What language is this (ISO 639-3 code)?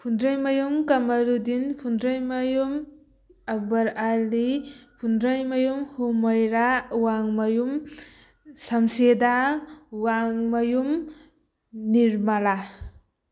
mni